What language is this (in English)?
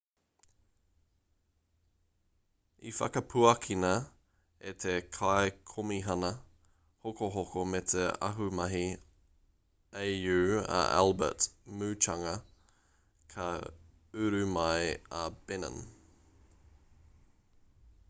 Māori